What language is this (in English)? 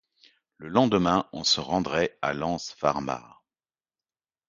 French